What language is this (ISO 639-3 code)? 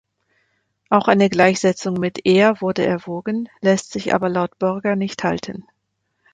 deu